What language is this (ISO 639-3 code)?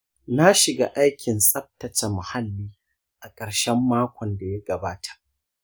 hau